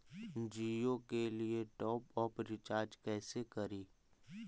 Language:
Magahi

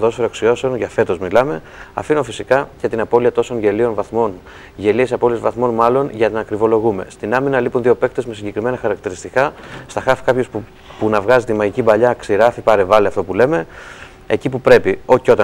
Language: Greek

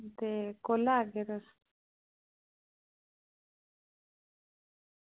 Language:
Dogri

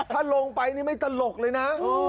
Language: Thai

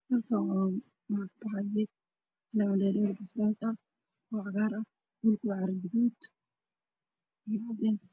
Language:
Somali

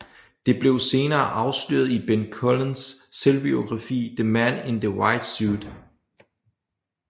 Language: Danish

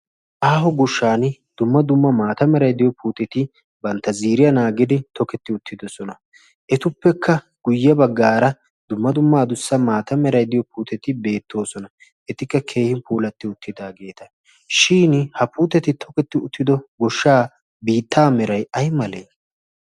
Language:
Wolaytta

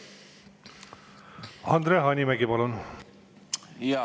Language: Estonian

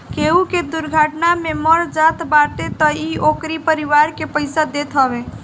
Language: Bhojpuri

